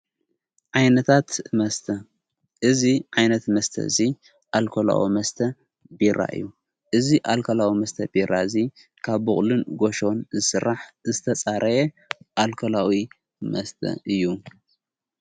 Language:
Tigrinya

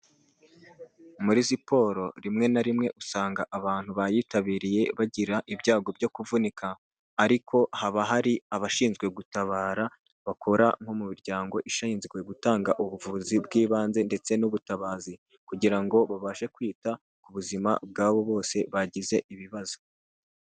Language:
Kinyarwanda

